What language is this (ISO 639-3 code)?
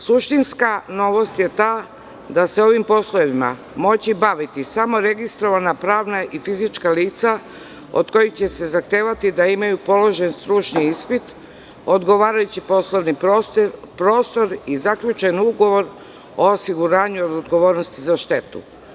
srp